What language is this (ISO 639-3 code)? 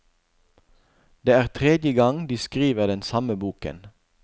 nor